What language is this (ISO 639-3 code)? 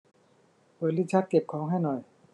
tha